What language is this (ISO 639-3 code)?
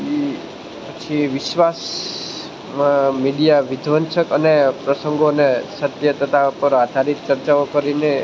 guj